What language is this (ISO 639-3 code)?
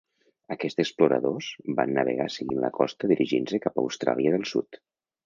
cat